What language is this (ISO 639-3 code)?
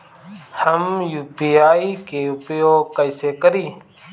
bho